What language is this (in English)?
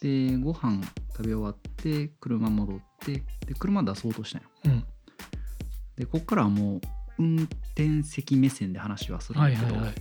Japanese